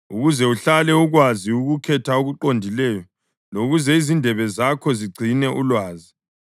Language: North Ndebele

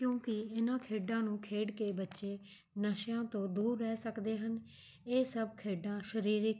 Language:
Punjabi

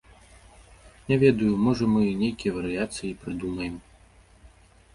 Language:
Belarusian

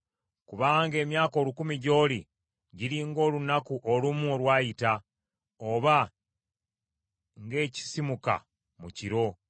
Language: Ganda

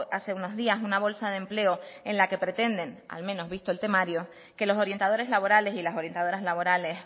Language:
Spanish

